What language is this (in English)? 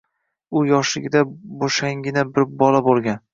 Uzbek